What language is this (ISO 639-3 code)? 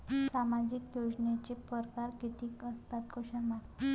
mar